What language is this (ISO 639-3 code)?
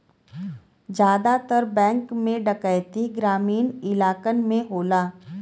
bho